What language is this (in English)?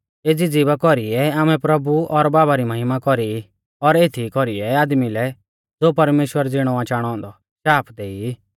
Mahasu Pahari